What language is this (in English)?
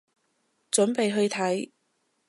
Cantonese